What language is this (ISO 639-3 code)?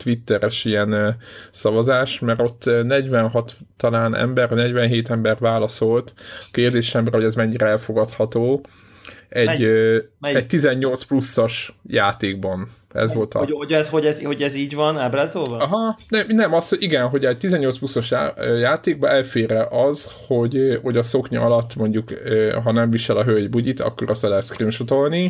hun